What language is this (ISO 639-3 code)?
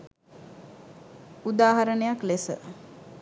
sin